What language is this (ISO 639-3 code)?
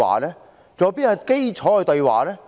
yue